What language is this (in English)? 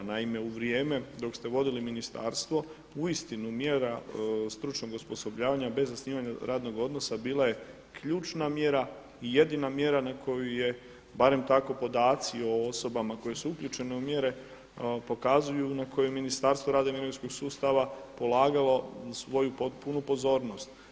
Croatian